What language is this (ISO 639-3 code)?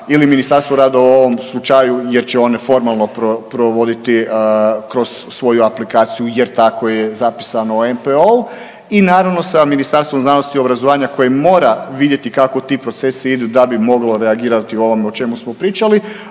hrv